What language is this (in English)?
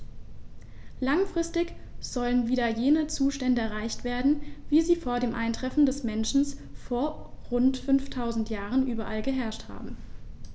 German